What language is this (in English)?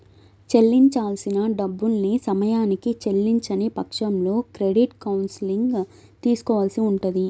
Telugu